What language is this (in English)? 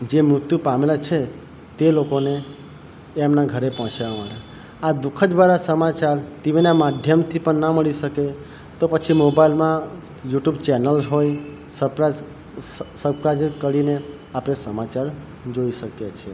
Gujarati